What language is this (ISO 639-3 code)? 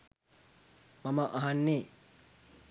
sin